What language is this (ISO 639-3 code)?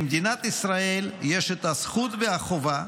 heb